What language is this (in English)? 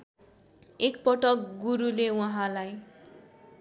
Nepali